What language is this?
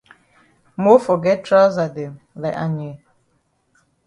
Cameroon Pidgin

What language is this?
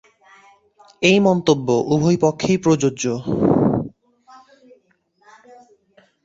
Bangla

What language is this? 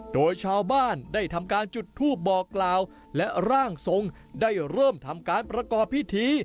Thai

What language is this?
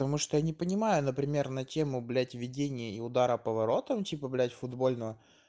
Russian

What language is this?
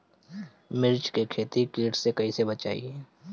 Bhojpuri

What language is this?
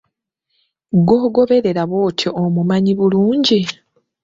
Ganda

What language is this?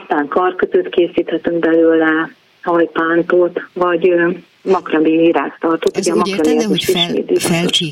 Hungarian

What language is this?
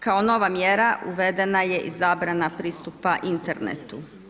Croatian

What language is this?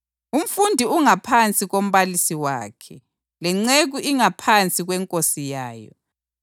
North Ndebele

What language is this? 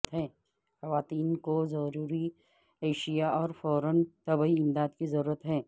Urdu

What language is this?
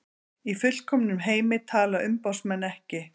Icelandic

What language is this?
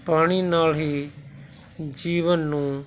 Punjabi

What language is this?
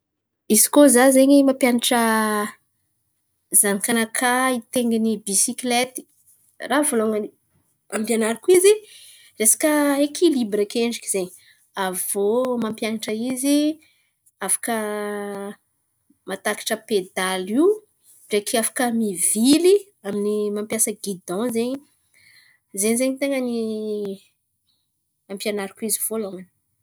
Antankarana Malagasy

